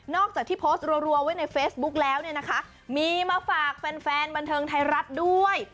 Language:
Thai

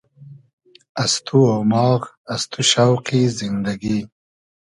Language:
Hazaragi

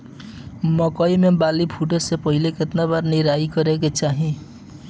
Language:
Bhojpuri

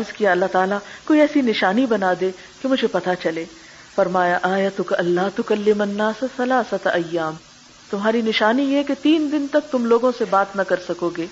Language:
Urdu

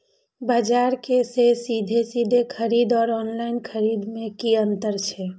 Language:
Maithili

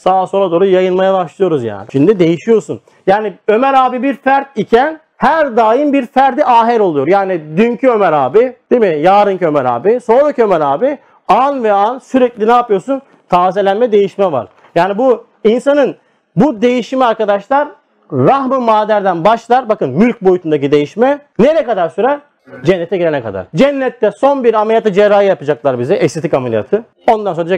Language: Turkish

